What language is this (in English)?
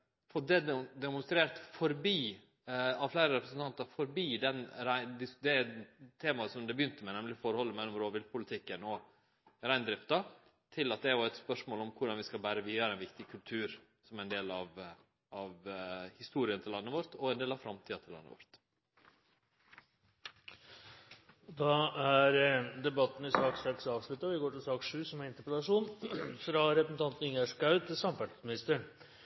Norwegian